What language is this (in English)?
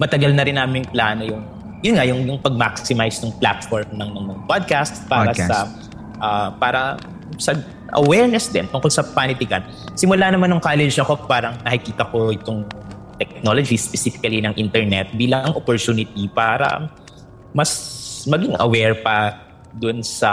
Filipino